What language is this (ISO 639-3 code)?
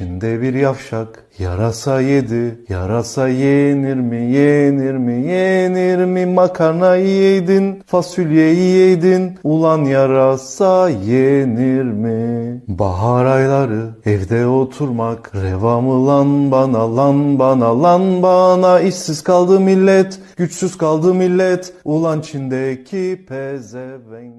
tur